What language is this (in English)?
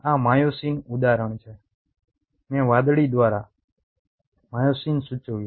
Gujarati